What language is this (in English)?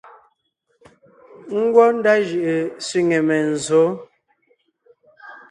Ngiemboon